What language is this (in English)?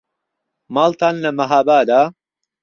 Central Kurdish